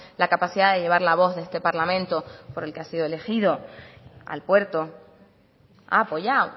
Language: Spanish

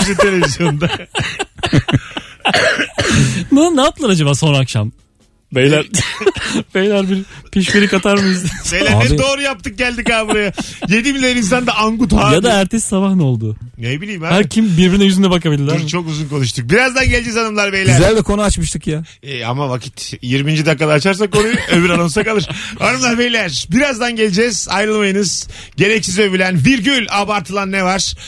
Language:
Turkish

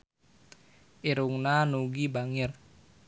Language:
Sundanese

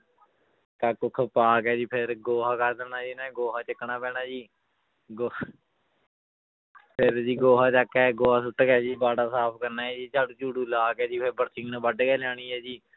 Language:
Punjabi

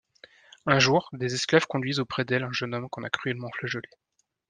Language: French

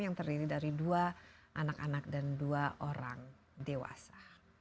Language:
Indonesian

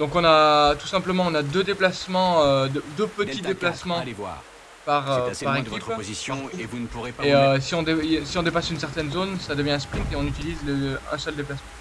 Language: French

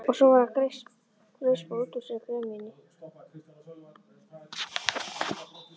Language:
Icelandic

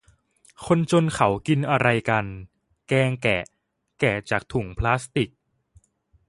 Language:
Thai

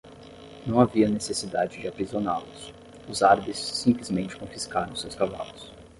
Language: Portuguese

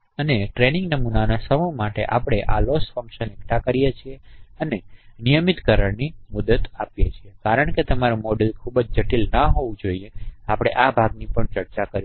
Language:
Gujarati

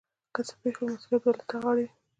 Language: Pashto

